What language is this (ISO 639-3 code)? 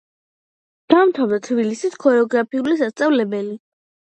kat